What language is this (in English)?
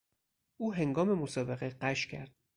Persian